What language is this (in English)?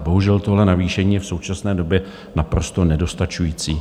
Czech